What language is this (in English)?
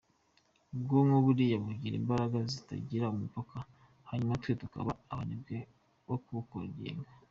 Kinyarwanda